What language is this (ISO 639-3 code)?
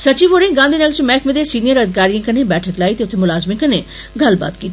doi